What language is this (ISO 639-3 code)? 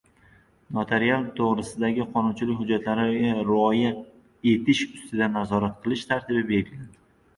uzb